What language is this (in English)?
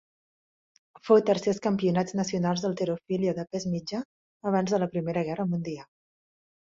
Catalan